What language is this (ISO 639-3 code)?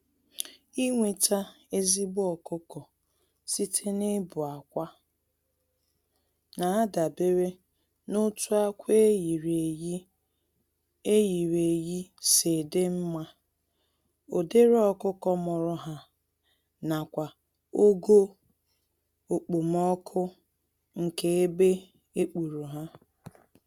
ibo